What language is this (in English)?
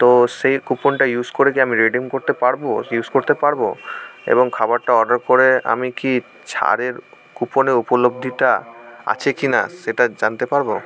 Bangla